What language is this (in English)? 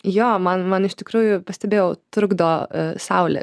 Lithuanian